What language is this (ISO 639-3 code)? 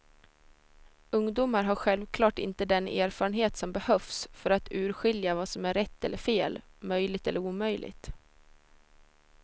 swe